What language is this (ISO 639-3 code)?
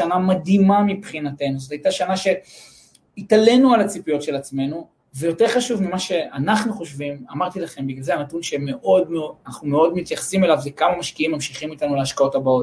heb